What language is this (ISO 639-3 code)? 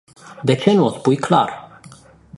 ron